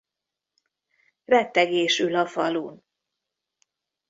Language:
Hungarian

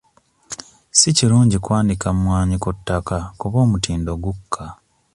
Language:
Ganda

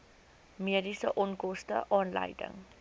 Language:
Afrikaans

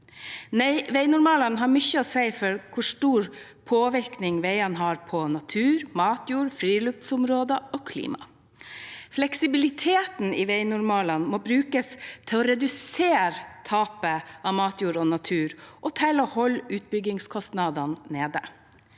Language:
Norwegian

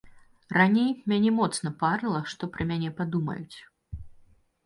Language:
Belarusian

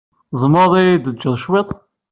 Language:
Kabyle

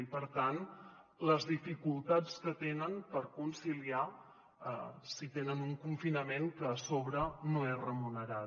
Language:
Catalan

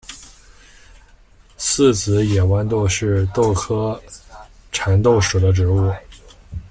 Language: Chinese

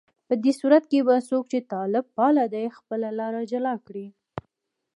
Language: Pashto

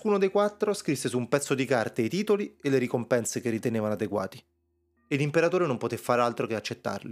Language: Italian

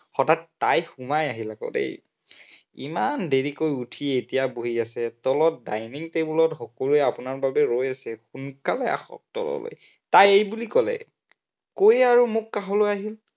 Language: Assamese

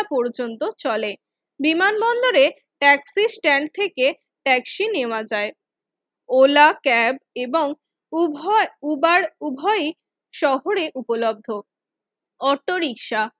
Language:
Bangla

